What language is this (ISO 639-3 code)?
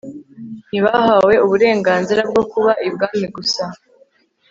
kin